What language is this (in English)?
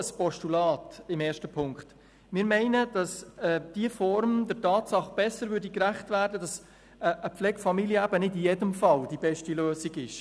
Swiss German